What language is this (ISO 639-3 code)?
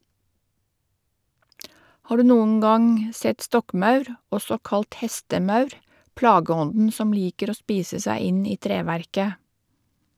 nor